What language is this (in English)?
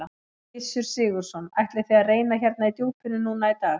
Icelandic